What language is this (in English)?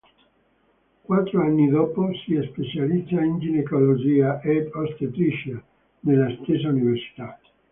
Italian